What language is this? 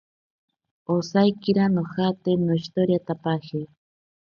Ashéninka Perené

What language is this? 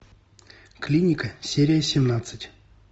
Russian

